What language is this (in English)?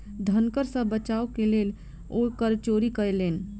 Maithili